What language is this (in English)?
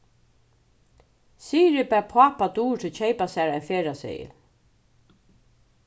Faroese